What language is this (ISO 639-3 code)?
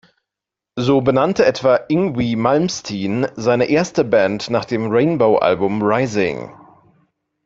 deu